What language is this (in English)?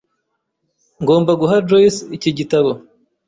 Kinyarwanda